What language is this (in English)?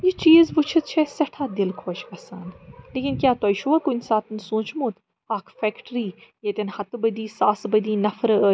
Kashmiri